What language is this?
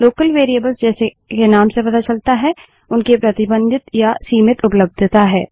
Hindi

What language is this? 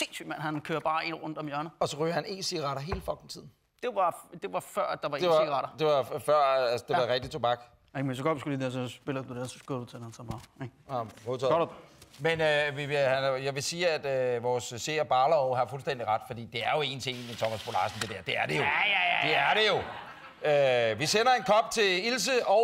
Danish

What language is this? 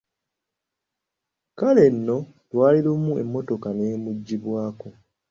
Ganda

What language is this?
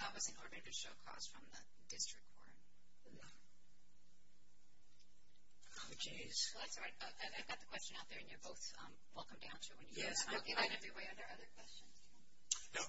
English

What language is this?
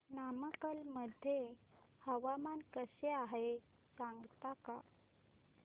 Marathi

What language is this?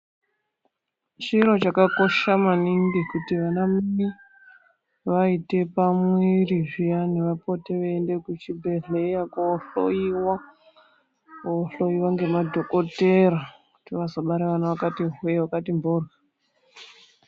Ndau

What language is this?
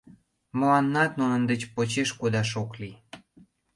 Mari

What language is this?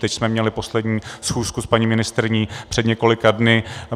Czech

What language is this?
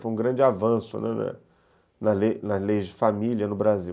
Portuguese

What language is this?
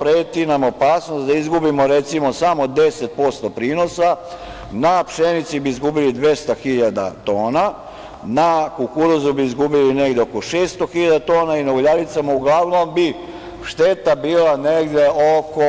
Serbian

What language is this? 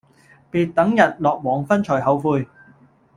Cantonese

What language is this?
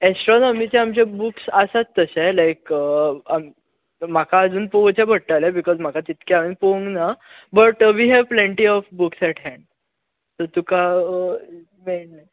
Konkani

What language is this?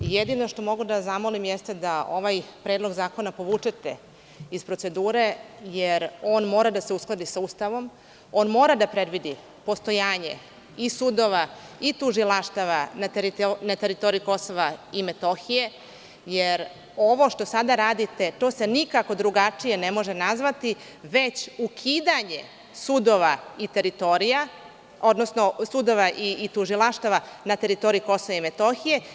Serbian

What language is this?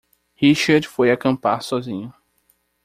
Portuguese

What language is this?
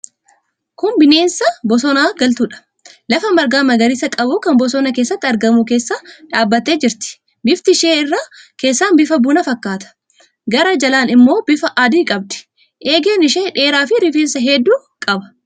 Oromo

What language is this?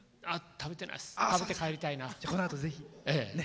Japanese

